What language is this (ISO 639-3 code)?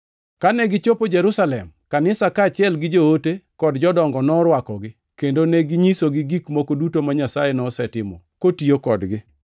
luo